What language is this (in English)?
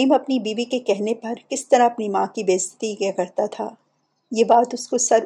Urdu